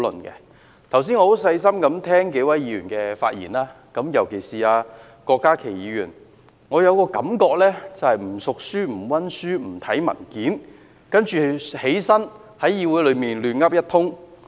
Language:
Cantonese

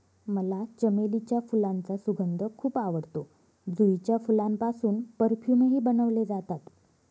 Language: Marathi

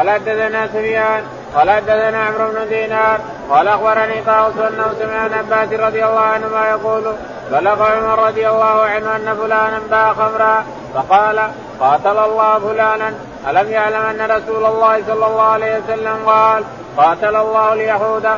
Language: Arabic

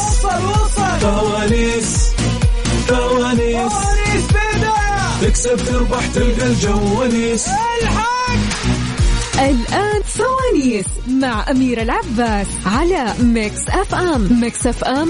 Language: Arabic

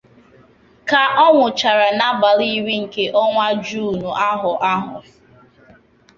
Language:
Igbo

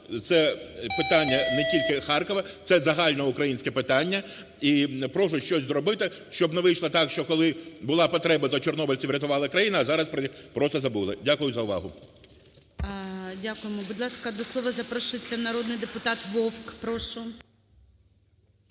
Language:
Ukrainian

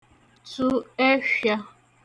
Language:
Igbo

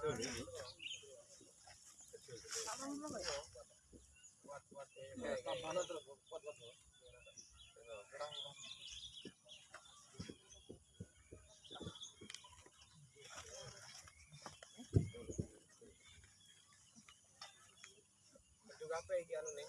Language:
Indonesian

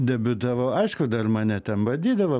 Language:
Lithuanian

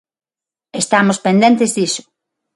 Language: Galician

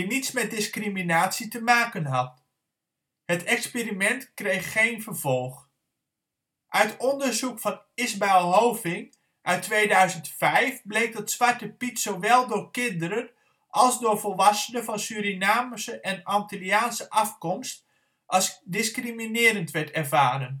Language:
Dutch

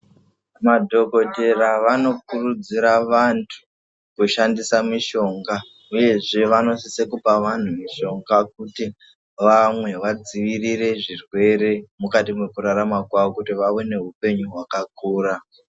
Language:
Ndau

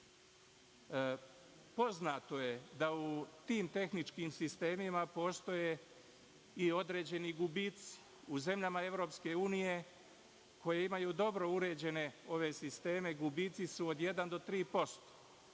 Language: Serbian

